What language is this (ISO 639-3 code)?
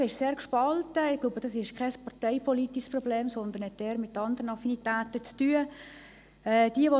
gsw